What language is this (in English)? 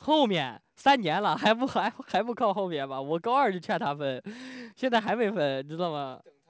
Chinese